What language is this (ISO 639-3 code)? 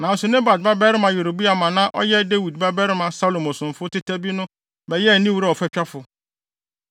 aka